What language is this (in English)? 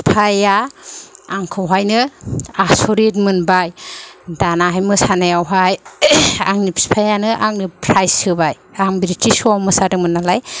Bodo